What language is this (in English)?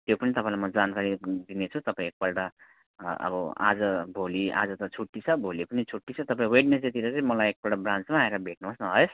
Nepali